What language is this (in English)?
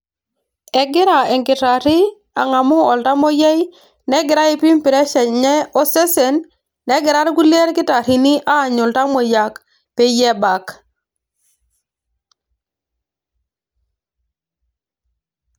Masai